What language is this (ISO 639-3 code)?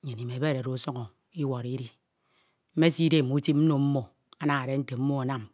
itw